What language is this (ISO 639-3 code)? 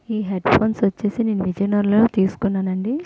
tel